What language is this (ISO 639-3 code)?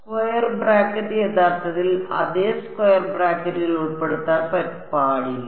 mal